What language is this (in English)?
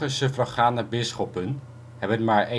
Dutch